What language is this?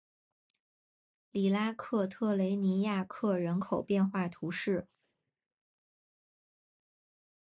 Chinese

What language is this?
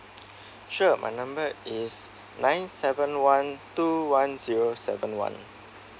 English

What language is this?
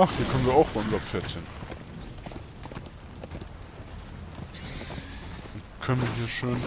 German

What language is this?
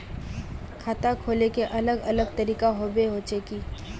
Magahi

